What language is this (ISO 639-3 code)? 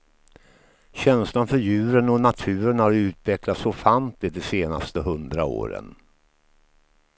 swe